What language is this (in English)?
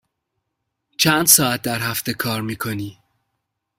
Persian